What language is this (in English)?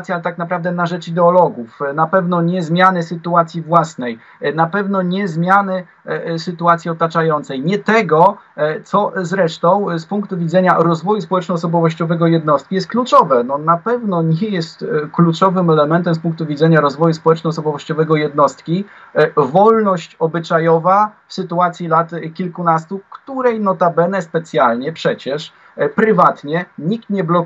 Polish